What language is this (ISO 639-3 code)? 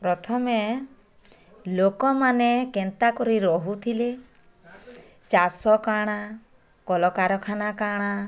ori